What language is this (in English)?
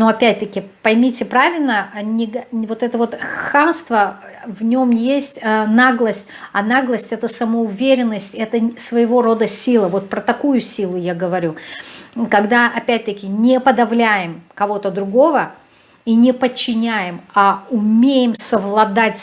Russian